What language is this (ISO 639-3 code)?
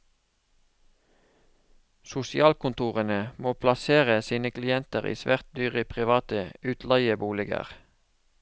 nor